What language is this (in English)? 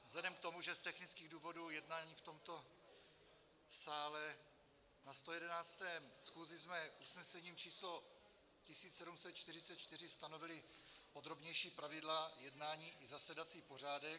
Czech